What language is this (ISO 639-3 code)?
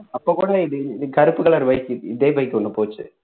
tam